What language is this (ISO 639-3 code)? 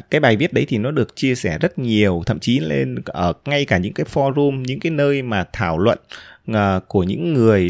vie